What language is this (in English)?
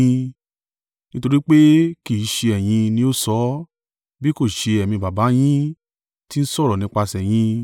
Yoruba